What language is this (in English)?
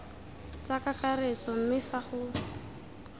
Tswana